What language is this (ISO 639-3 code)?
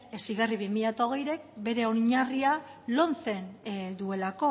eus